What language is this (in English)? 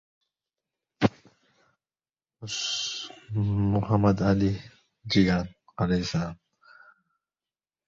Uzbek